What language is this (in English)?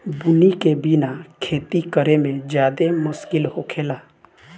Bhojpuri